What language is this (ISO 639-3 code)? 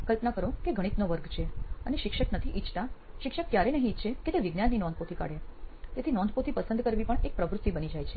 guj